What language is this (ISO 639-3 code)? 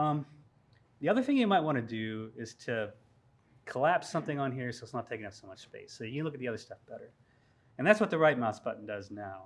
eng